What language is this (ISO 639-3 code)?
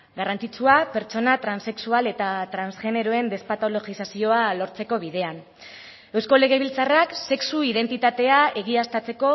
eus